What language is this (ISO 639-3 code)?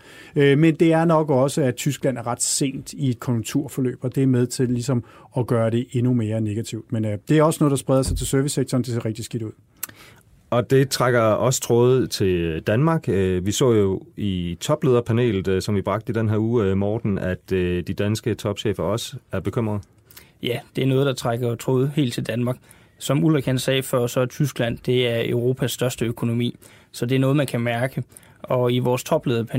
dan